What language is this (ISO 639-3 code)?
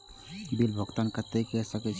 mai